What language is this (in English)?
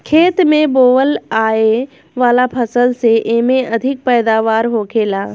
Bhojpuri